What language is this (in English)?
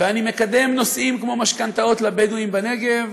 Hebrew